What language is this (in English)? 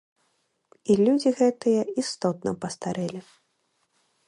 Belarusian